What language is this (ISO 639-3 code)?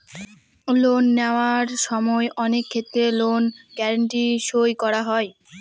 ben